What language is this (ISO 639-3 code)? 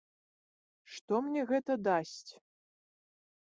bel